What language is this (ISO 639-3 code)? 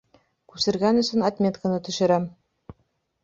bak